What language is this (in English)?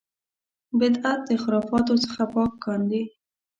Pashto